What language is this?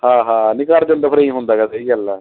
Punjabi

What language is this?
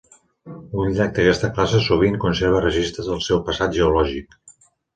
Catalan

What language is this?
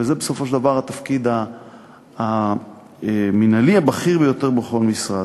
Hebrew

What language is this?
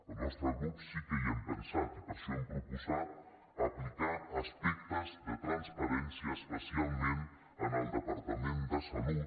Catalan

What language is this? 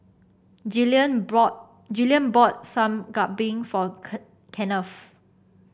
English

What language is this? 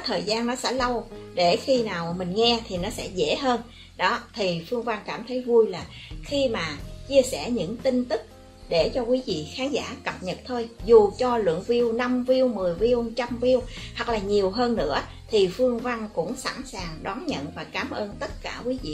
Vietnamese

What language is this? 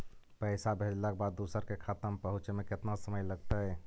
Magahi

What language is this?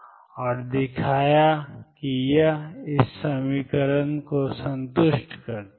Hindi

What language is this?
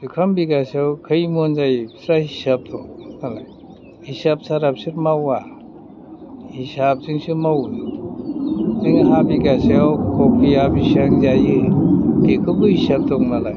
Bodo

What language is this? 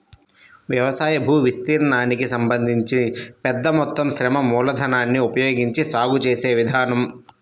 Telugu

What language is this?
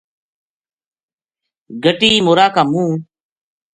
Gujari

